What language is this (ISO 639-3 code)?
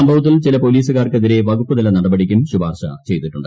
mal